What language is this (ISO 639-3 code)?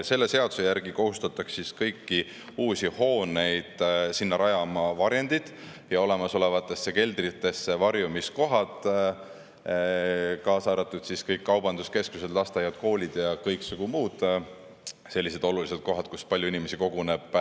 est